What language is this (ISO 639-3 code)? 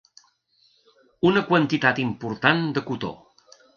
cat